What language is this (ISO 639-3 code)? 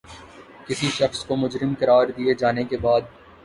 urd